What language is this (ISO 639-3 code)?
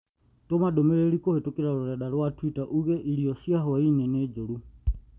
kik